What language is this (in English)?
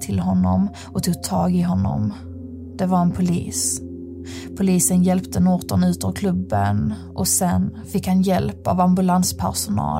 Swedish